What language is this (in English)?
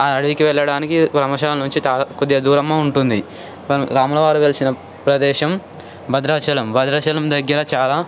Telugu